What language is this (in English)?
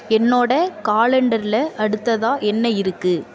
Tamil